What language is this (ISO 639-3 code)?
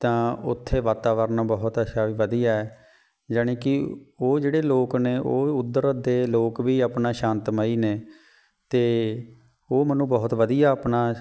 pan